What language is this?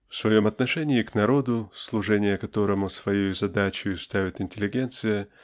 Russian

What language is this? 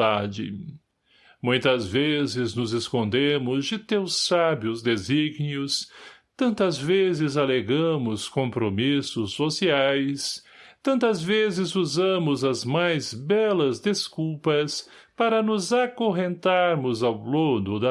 Portuguese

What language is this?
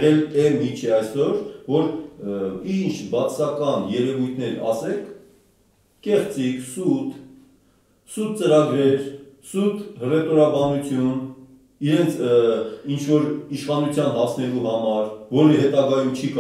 Turkish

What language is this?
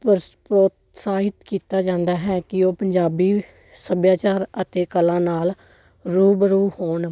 Punjabi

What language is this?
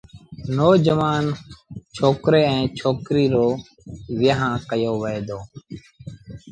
Sindhi Bhil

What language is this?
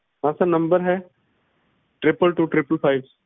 Punjabi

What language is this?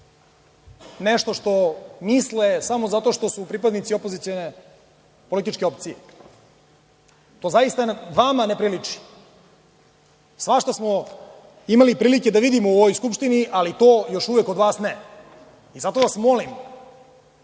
Serbian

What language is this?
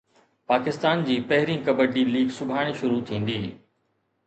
Sindhi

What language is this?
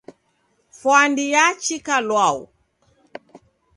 Taita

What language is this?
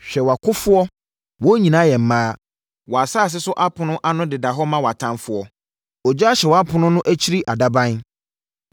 Akan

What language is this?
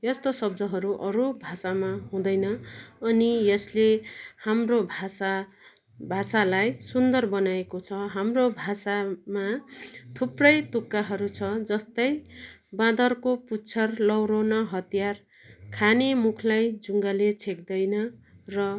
Nepali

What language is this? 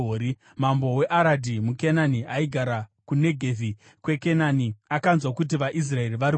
Shona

